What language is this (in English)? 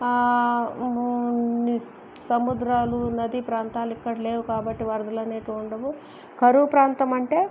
Telugu